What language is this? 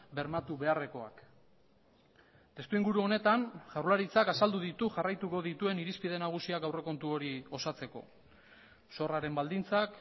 Basque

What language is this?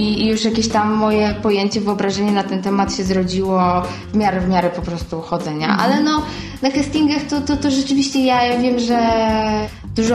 Polish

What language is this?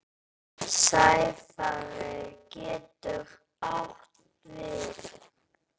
Icelandic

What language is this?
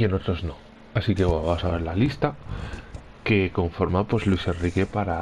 Spanish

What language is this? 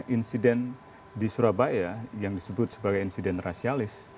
Indonesian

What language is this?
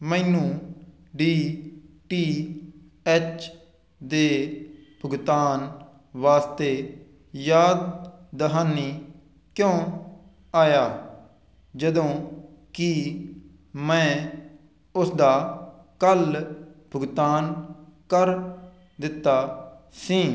Punjabi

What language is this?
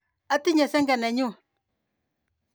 Kalenjin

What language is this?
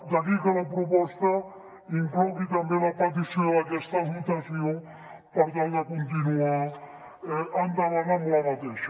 Catalan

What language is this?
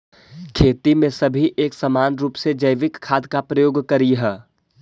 Magahi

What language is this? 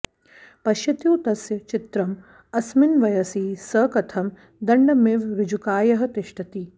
Sanskrit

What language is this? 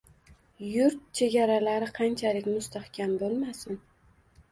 Uzbek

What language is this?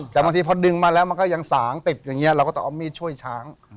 Thai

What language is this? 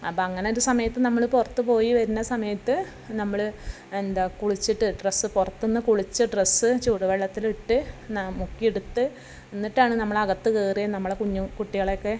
Malayalam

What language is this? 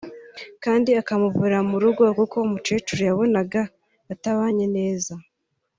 Kinyarwanda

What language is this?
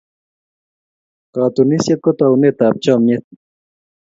Kalenjin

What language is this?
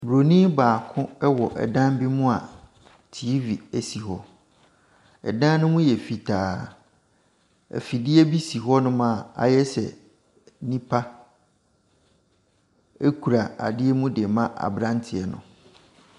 Akan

